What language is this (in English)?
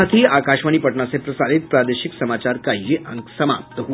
Hindi